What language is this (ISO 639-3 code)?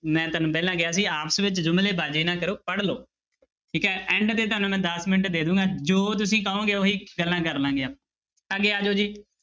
pan